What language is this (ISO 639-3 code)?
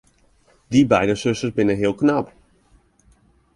fry